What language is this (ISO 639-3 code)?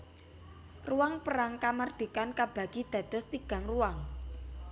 jav